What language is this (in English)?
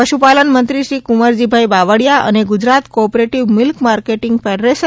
Gujarati